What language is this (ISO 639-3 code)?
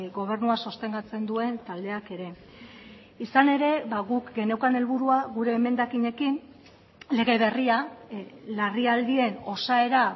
eus